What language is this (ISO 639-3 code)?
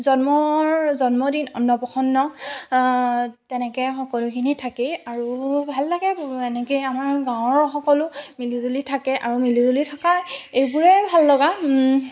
asm